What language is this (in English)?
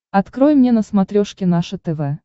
Russian